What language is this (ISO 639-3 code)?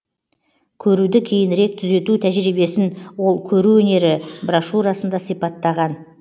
kaz